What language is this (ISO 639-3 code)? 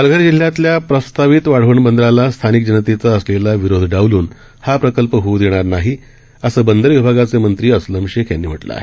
mar